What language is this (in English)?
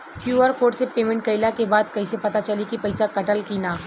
Bhojpuri